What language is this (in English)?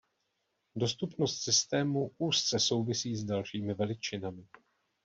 Czech